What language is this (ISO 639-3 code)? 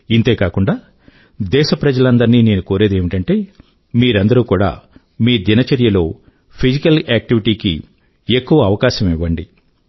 tel